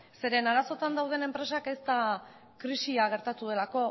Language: Basque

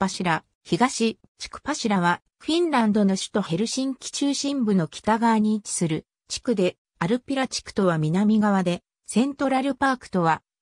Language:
Japanese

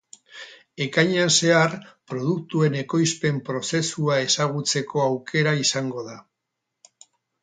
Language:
Basque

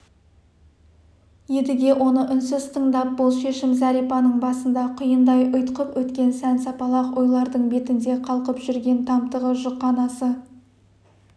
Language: Kazakh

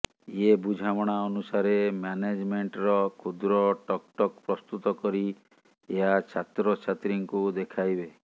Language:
Odia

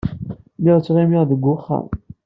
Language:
Kabyle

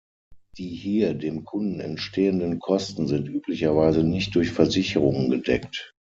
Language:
German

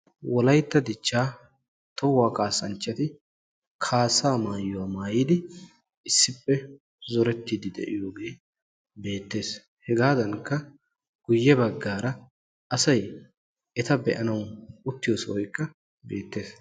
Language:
Wolaytta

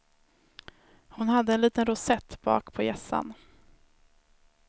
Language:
Swedish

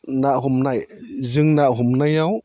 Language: Bodo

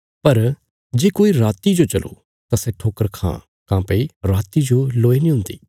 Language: Bilaspuri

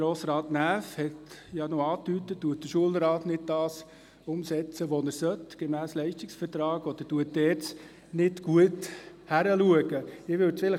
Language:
Swiss German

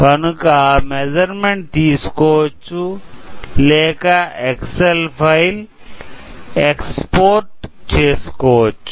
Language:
Telugu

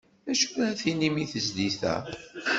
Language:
Kabyle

